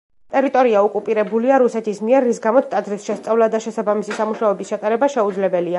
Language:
Georgian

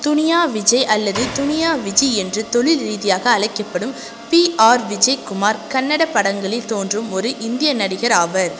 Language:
Tamil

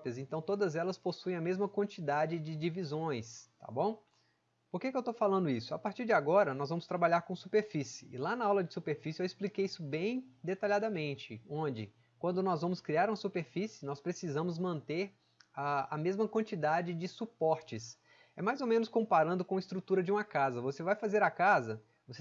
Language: Portuguese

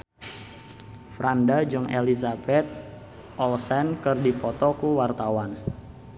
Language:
Sundanese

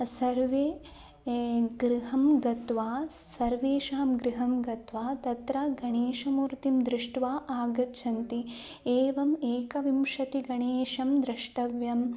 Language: Sanskrit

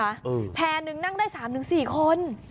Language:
Thai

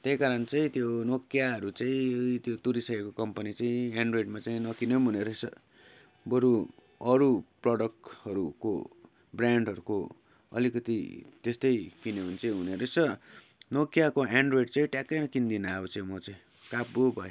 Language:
Nepali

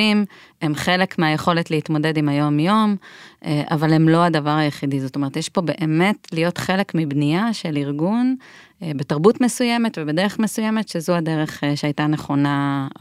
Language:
Hebrew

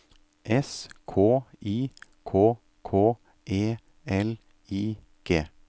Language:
Norwegian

